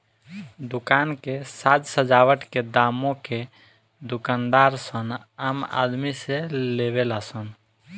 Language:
Bhojpuri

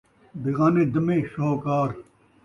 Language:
Saraiki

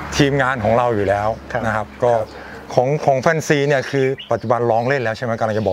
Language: Thai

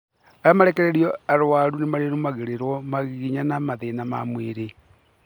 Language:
Kikuyu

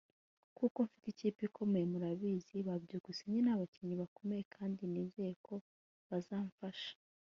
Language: Kinyarwanda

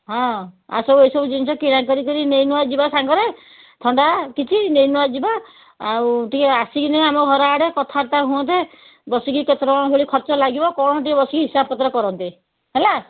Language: Odia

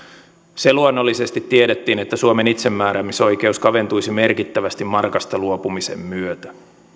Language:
Finnish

